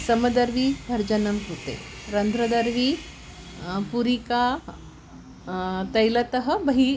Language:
Sanskrit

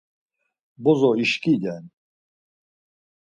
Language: Laz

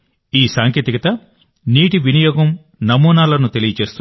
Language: Telugu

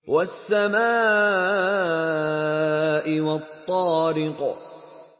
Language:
Arabic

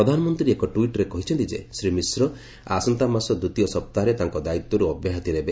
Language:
Odia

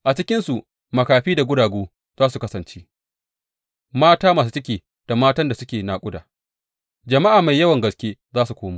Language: Hausa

